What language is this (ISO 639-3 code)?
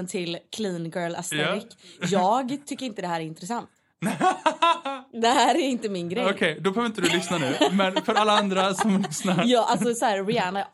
swe